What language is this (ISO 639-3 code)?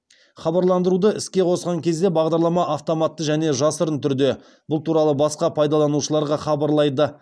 kaz